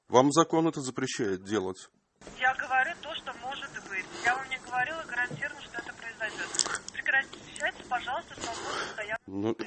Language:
Russian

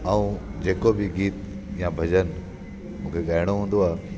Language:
Sindhi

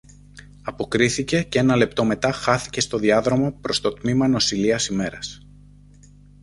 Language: Greek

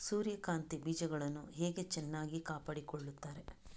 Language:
Kannada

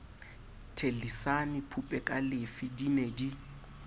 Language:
Southern Sotho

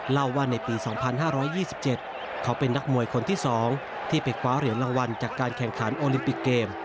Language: Thai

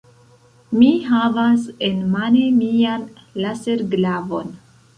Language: Esperanto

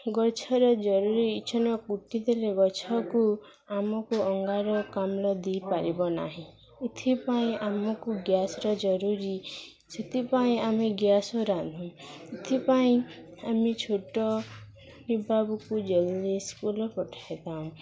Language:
Odia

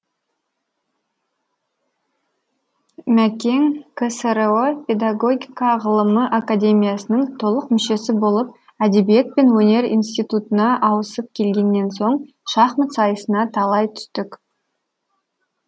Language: Kazakh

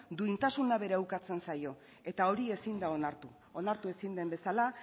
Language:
Basque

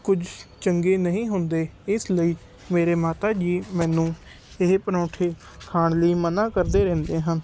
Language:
Punjabi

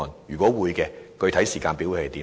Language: Cantonese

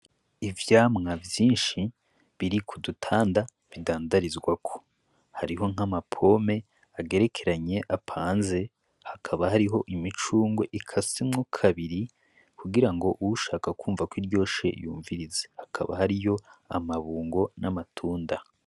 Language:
Rundi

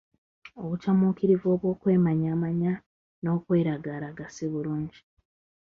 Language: Ganda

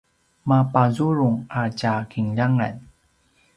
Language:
Paiwan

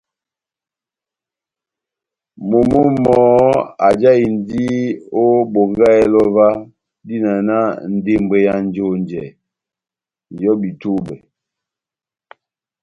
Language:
Batanga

